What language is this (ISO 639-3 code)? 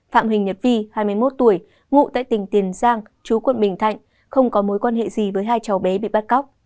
vie